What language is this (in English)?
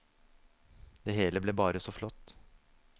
Norwegian